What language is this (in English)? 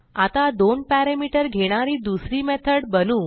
Marathi